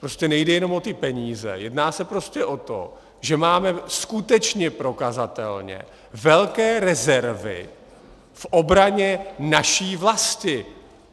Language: Czech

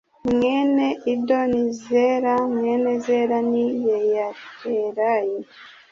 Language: Kinyarwanda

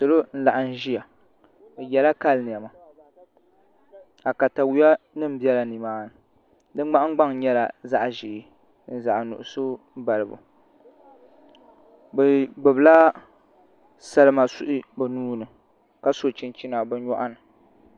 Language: Dagbani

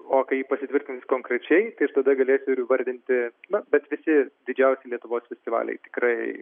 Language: Lithuanian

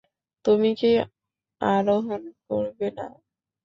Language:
Bangla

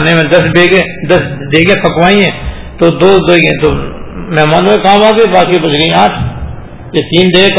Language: Urdu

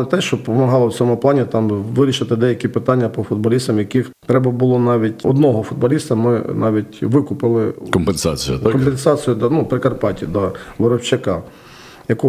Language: Ukrainian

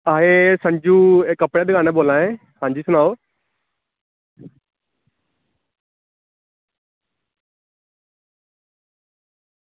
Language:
Dogri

